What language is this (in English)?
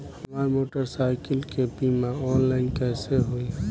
Bhojpuri